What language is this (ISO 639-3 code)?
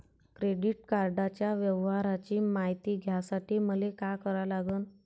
mar